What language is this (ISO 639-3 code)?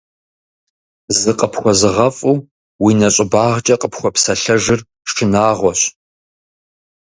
kbd